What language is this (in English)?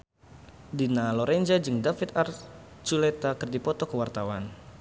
Sundanese